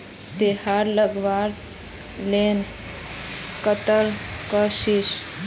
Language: Magahi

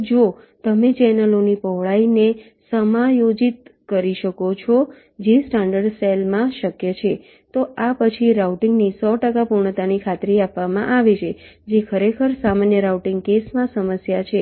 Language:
Gujarati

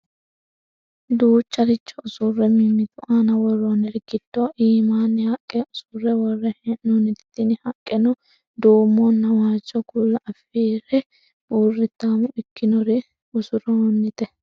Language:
Sidamo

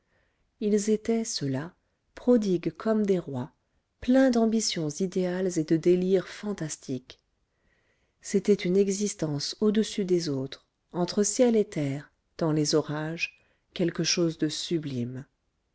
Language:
French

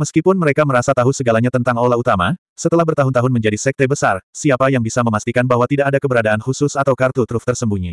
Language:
Indonesian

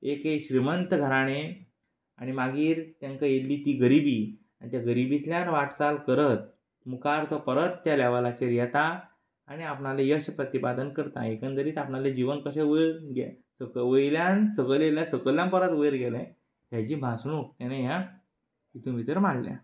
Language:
Konkani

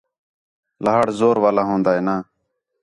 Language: Khetrani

